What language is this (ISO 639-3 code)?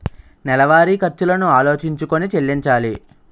tel